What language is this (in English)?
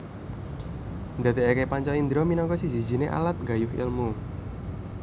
Javanese